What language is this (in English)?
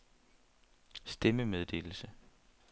Danish